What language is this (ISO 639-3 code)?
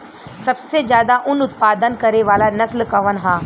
bho